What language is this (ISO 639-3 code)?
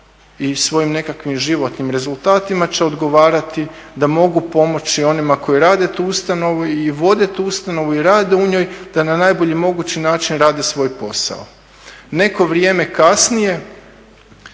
hrv